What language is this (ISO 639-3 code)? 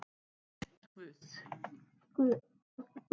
isl